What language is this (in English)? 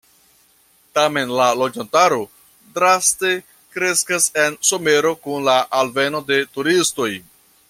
Esperanto